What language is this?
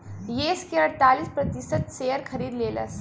Bhojpuri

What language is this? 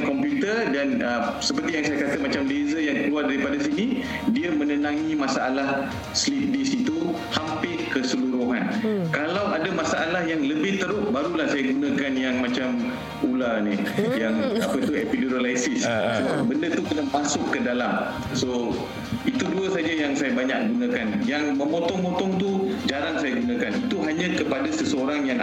Malay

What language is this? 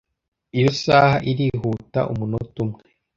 Kinyarwanda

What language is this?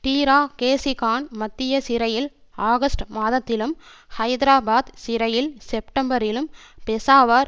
Tamil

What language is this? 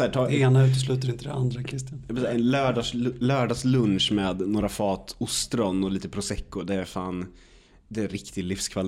Swedish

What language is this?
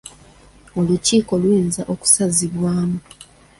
Ganda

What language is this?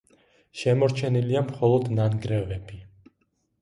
Georgian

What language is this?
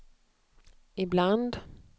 Swedish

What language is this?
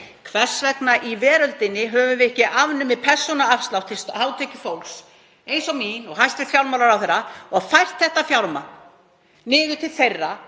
Icelandic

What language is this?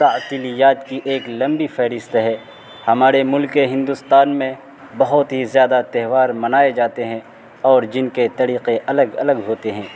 Urdu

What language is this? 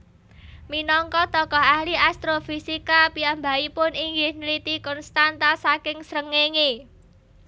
Javanese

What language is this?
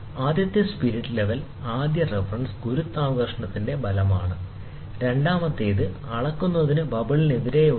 Malayalam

